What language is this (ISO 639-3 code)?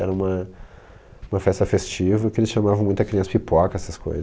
por